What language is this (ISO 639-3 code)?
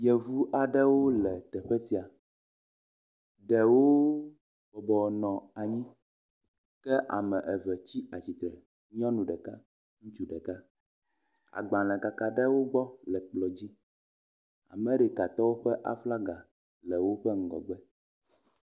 ewe